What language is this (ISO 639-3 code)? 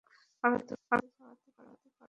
ben